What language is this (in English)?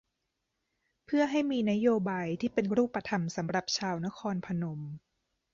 Thai